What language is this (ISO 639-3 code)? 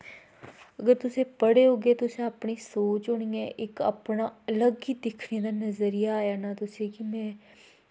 doi